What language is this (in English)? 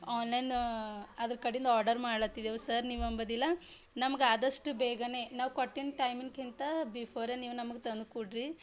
Kannada